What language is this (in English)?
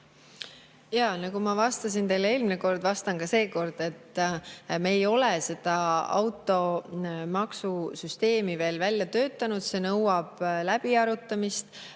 Estonian